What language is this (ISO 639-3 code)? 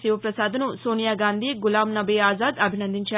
tel